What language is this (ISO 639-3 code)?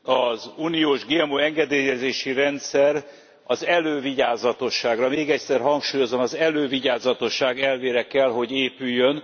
hun